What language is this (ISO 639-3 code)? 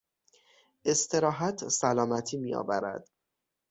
fas